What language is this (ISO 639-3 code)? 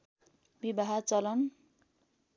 nep